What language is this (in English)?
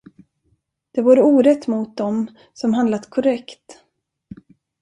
Swedish